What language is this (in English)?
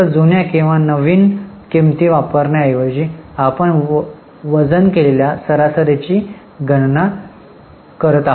Marathi